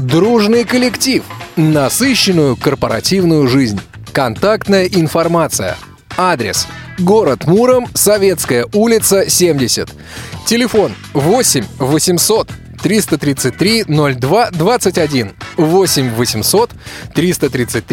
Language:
Russian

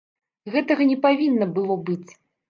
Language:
Belarusian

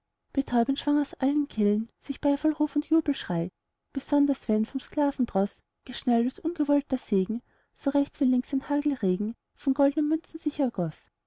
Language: German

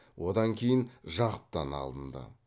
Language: Kazakh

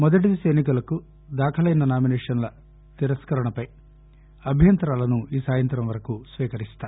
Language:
Telugu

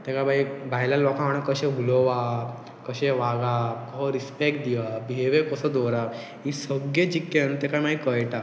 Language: Konkani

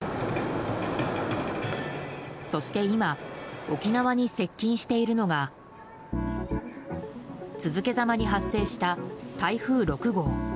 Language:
Japanese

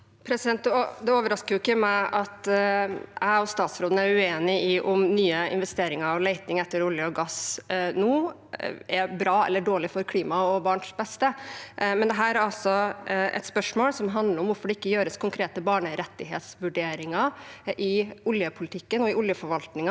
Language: Norwegian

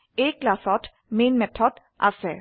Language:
Assamese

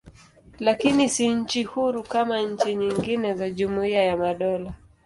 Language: Swahili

